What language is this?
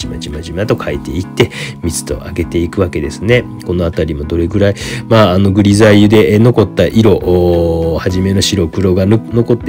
Japanese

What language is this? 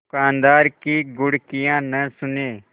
Hindi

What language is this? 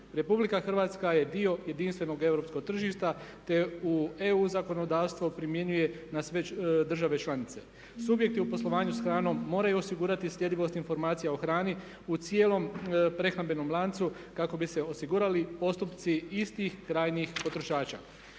Croatian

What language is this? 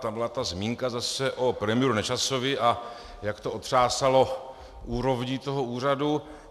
Czech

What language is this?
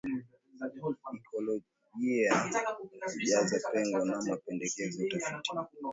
Swahili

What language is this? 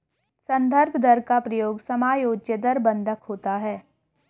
Hindi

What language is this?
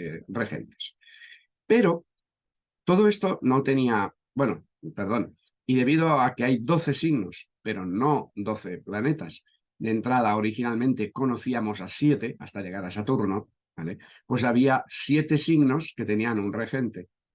Spanish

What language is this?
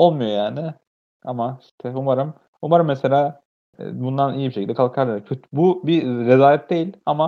Turkish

